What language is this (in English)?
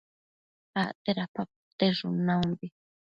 Matsés